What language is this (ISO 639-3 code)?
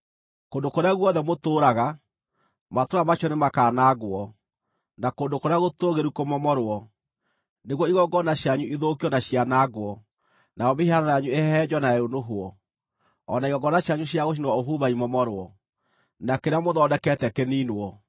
kik